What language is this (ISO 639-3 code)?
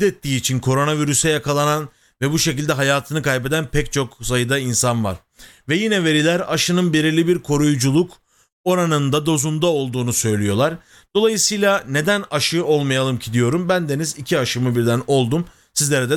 tur